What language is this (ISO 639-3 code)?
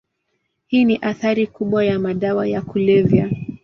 swa